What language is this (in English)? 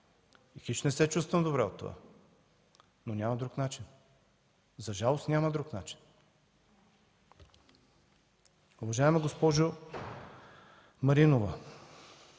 Bulgarian